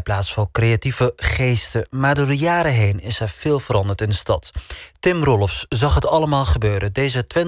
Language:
Dutch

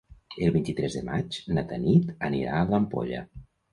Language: Catalan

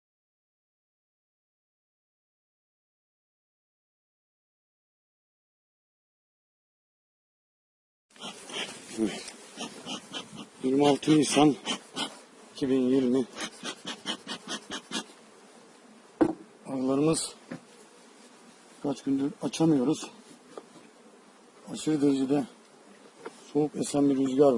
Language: Turkish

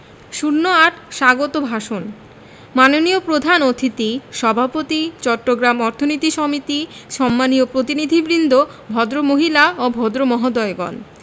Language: Bangla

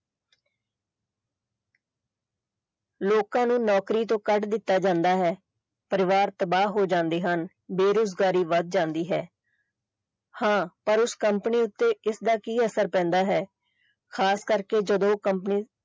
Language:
Punjabi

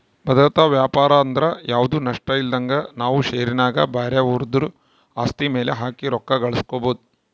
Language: Kannada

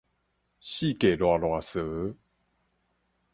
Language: Min Nan Chinese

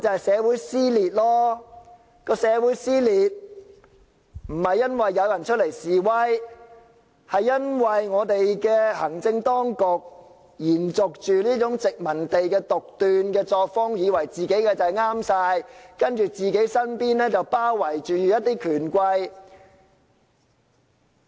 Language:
Cantonese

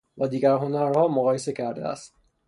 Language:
Persian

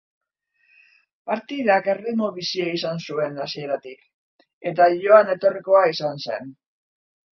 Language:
Basque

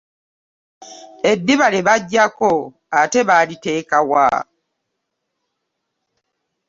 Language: Ganda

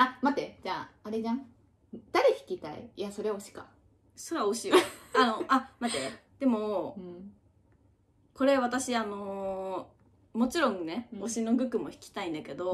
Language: Japanese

